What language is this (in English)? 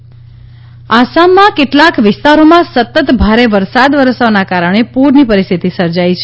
Gujarati